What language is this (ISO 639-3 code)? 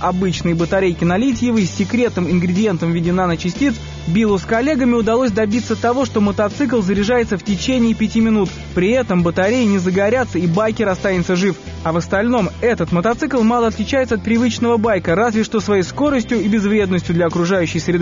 rus